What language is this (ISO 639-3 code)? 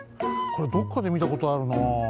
jpn